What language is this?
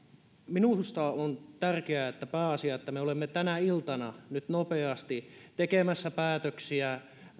Finnish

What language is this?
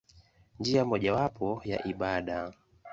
Swahili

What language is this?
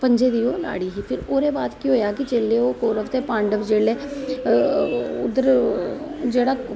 Dogri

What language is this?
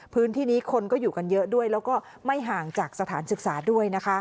Thai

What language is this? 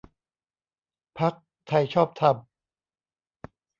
Thai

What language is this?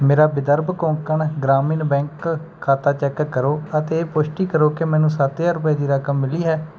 Punjabi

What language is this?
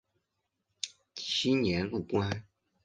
Chinese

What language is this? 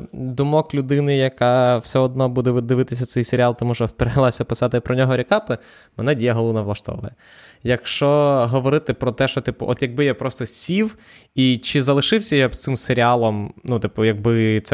Ukrainian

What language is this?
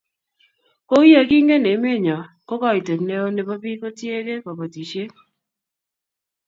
Kalenjin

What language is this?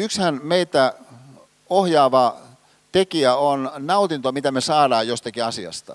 Finnish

